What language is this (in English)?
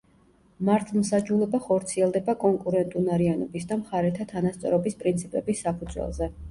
Georgian